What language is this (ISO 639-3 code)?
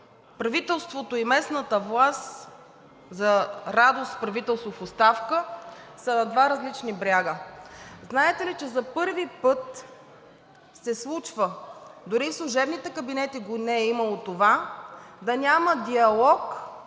bul